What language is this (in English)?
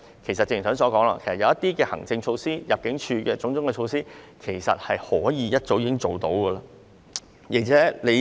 Cantonese